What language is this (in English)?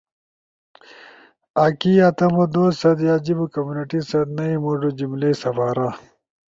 Ushojo